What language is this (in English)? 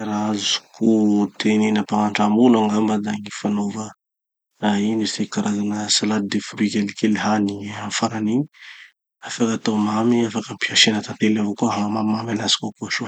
Tanosy Malagasy